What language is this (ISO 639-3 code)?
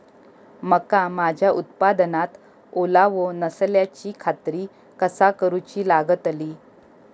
mar